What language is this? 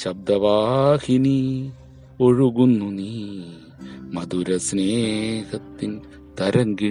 Malayalam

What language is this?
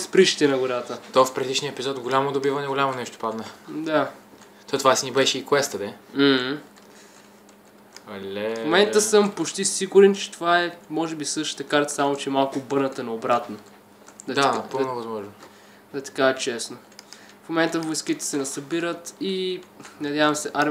Romanian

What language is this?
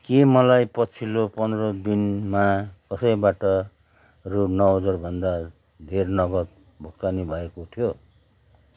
Nepali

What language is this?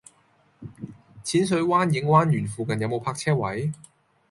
Cantonese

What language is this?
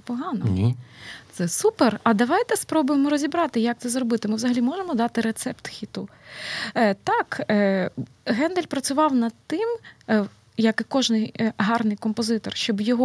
Ukrainian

